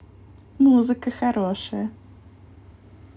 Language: Russian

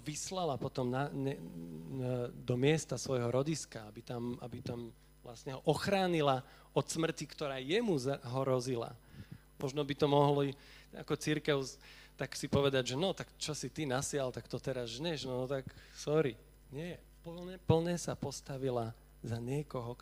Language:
Slovak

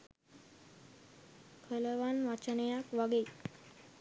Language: Sinhala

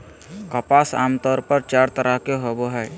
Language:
Magahi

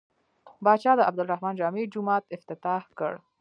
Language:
Pashto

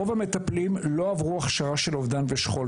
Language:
Hebrew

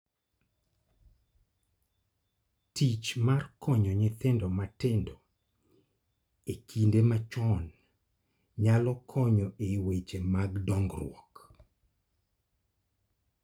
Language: Luo (Kenya and Tanzania)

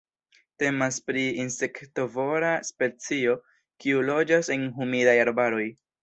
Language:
Esperanto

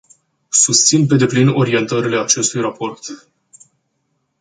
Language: Romanian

